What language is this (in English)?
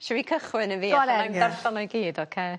Welsh